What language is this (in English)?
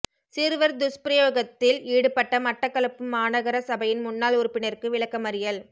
Tamil